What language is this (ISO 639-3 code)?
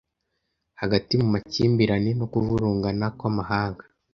kin